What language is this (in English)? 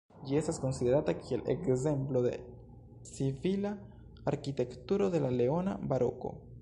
Esperanto